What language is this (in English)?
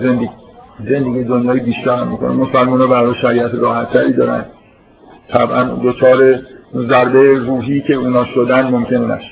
Persian